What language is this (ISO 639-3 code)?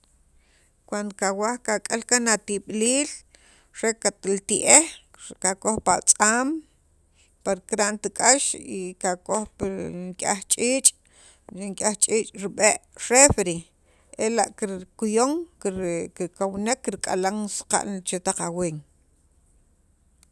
quv